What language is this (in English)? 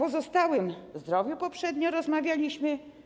Polish